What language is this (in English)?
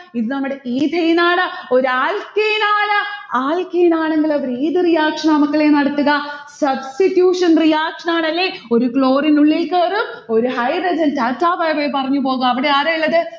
Malayalam